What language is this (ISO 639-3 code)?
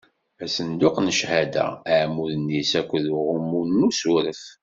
kab